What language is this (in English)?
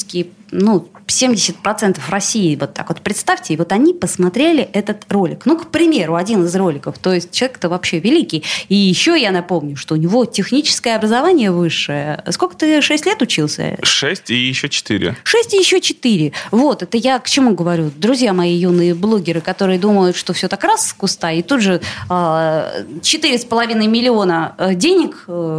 Russian